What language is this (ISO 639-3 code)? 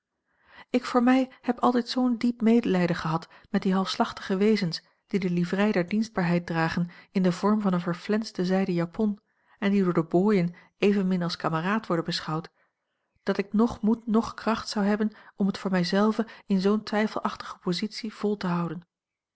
nld